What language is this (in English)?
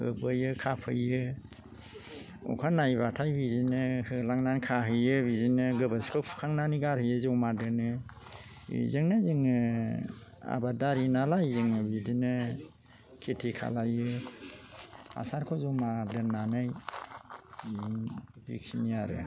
Bodo